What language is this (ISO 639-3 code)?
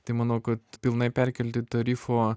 lit